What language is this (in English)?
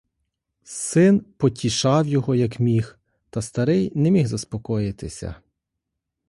Ukrainian